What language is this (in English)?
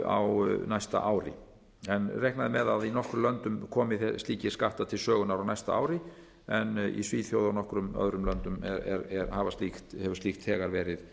Icelandic